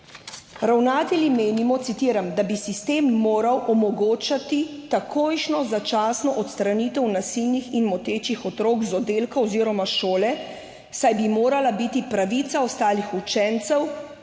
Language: Slovenian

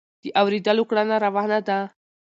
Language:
Pashto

